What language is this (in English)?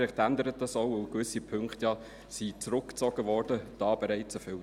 Swiss German